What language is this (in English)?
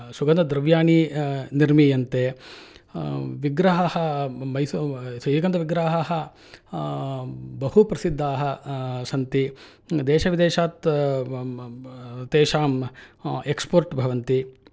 Sanskrit